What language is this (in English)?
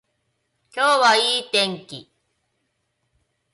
Japanese